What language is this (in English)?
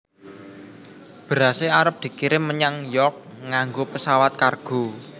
Javanese